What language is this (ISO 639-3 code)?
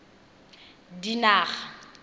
tsn